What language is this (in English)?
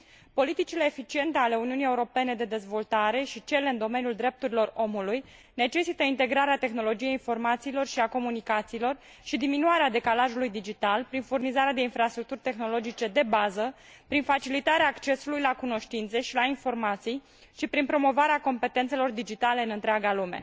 Romanian